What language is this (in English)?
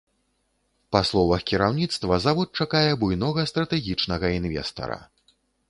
Belarusian